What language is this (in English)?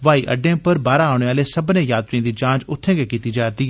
Dogri